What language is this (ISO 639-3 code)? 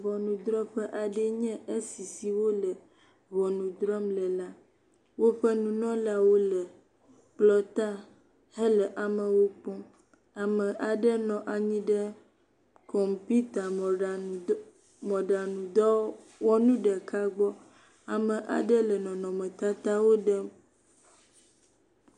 ewe